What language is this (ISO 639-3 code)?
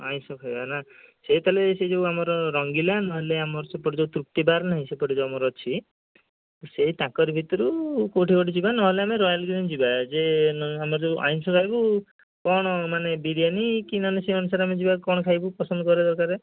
ori